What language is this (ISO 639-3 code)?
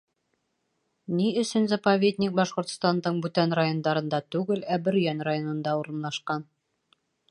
bak